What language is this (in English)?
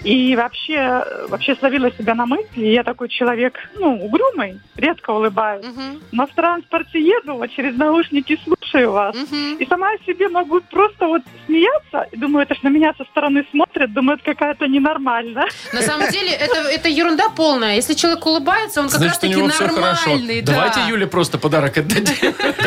Russian